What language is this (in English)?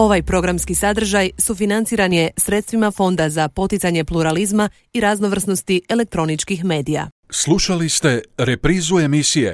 Croatian